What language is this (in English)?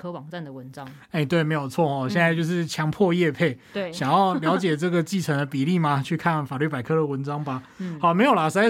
Chinese